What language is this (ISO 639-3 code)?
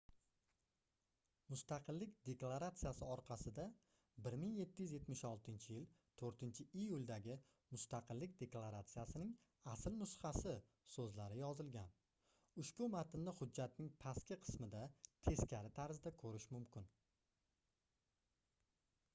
uzb